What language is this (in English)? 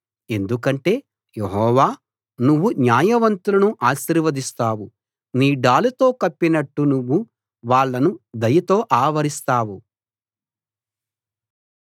Telugu